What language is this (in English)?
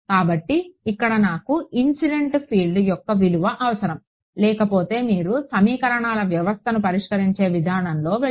Telugu